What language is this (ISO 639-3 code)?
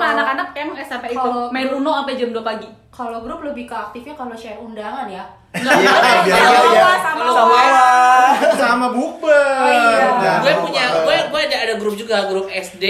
ind